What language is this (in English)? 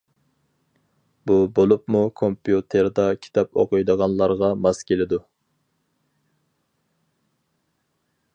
Uyghur